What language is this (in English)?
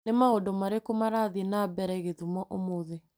Kikuyu